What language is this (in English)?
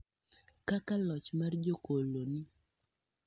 Luo (Kenya and Tanzania)